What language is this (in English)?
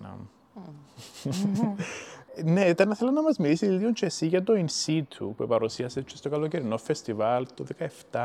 Greek